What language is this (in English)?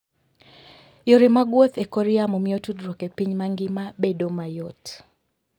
Luo (Kenya and Tanzania)